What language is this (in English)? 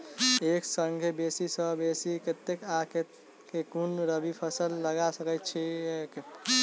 Maithili